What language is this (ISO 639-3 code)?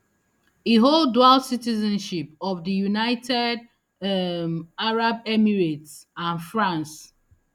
pcm